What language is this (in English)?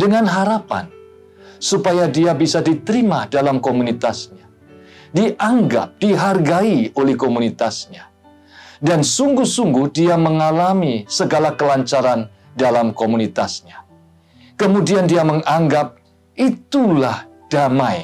Indonesian